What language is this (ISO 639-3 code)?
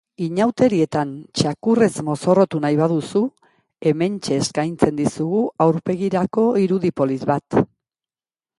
eus